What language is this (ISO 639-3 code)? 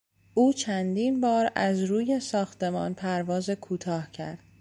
fas